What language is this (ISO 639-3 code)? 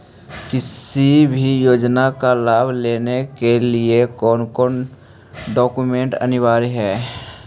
mag